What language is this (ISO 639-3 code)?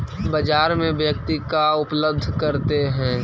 mag